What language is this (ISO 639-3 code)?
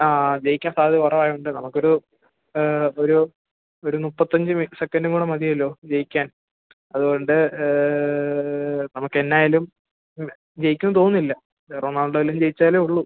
mal